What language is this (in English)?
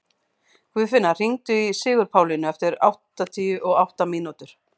Icelandic